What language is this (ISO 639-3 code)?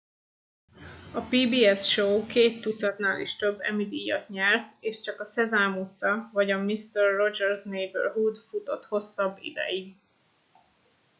hun